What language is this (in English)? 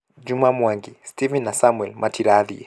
Kikuyu